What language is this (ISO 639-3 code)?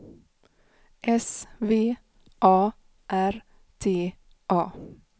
swe